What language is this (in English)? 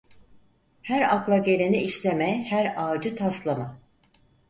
Turkish